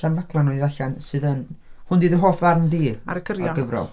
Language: Welsh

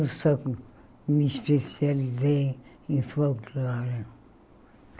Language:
Portuguese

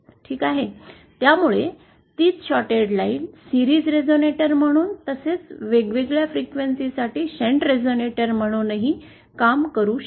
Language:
Marathi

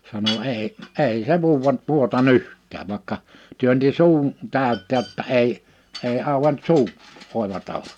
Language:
Finnish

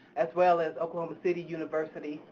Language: English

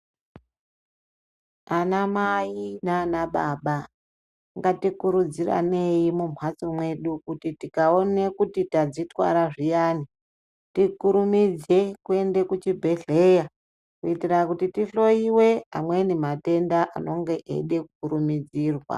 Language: Ndau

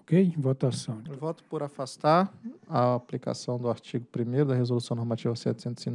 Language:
Portuguese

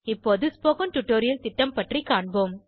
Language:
Tamil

